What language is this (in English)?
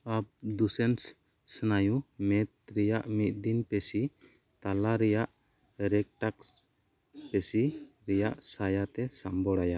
Santali